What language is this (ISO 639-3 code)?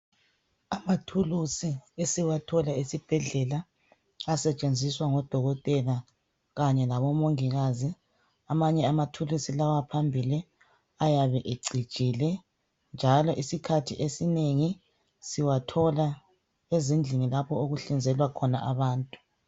nde